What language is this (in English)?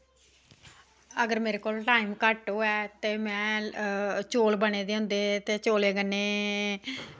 Dogri